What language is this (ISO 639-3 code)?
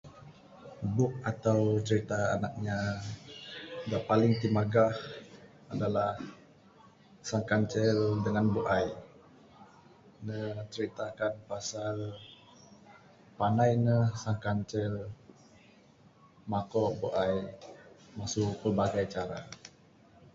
sdo